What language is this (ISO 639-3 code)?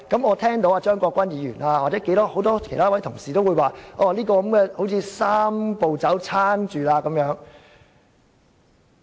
yue